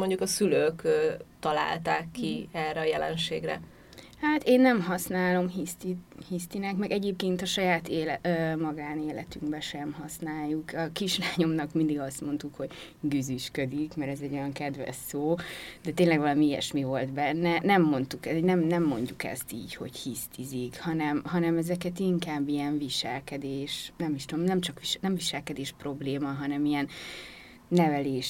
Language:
Hungarian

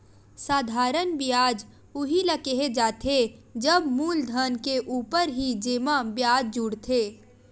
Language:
Chhattisgarhi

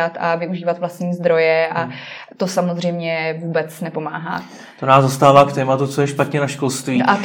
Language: Czech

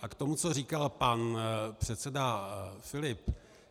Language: Czech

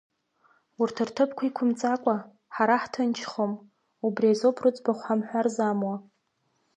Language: Abkhazian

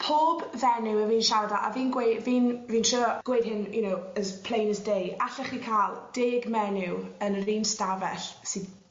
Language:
Welsh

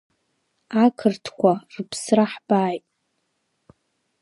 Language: Abkhazian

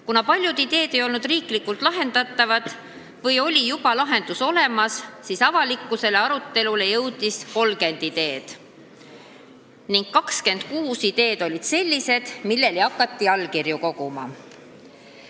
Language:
Estonian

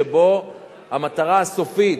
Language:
Hebrew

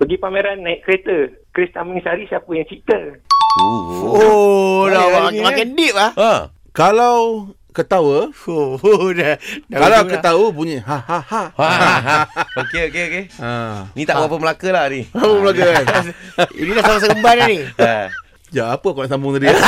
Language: Malay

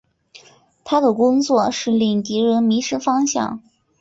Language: Chinese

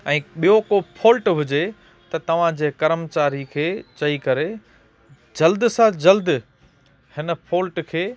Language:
Sindhi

